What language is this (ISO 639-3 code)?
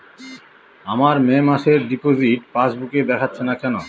ben